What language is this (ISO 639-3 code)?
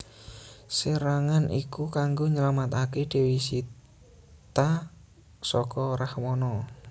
jav